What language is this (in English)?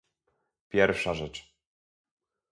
Polish